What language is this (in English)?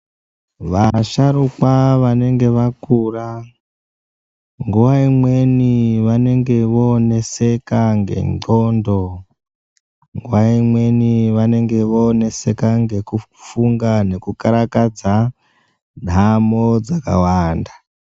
Ndau